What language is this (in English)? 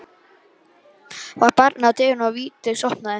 Icelandic